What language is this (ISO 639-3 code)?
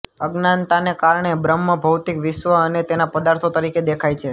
guj